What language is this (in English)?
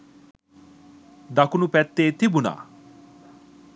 Sinhala